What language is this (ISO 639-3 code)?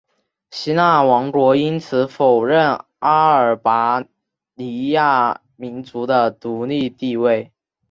zho